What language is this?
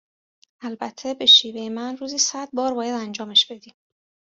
Persian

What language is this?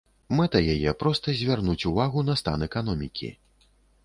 Belarusian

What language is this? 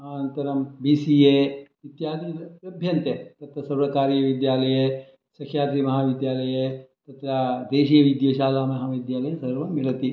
Sanskrit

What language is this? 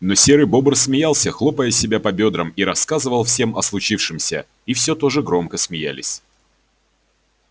Russian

